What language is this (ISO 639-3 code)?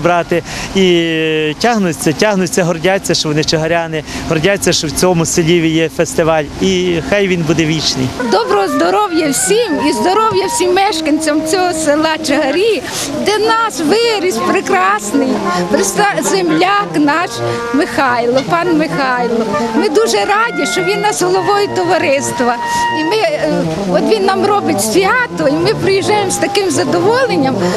ukr